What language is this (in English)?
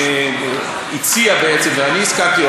Hebrew